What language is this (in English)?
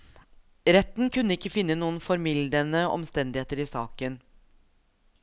Norwegian